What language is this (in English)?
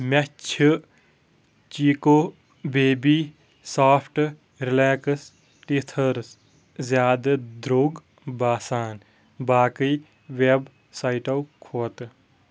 Kashmiri